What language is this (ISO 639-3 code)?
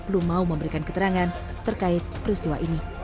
ind